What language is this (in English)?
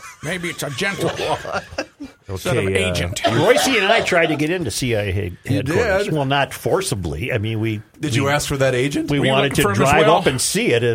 English